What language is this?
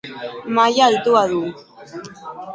Basque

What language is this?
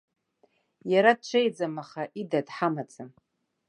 Abkhazian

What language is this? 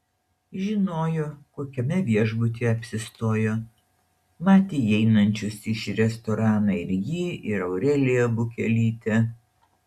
Lithuanian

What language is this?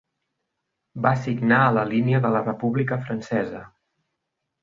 Catalan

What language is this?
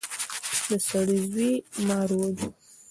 Pashto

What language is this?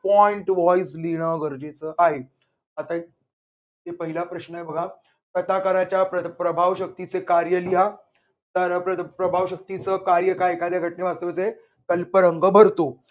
Marathi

